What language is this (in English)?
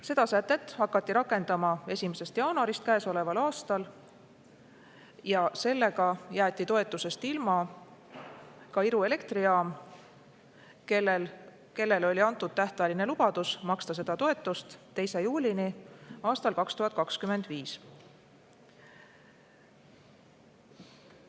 Estonian